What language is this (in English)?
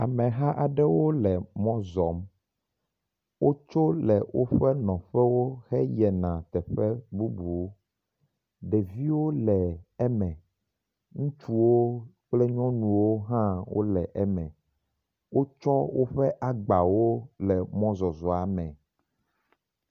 Ewe